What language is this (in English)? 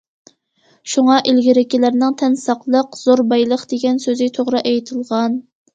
Uyghur